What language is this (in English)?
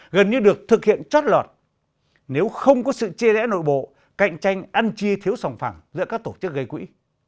Vietnamese